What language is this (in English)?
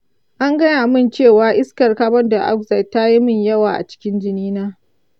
Hausa